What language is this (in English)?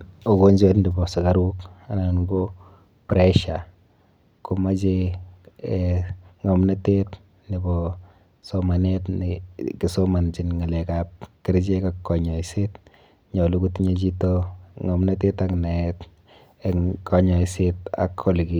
Kalenjin